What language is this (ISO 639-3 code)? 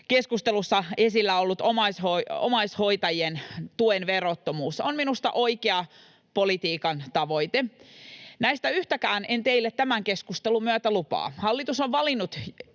fin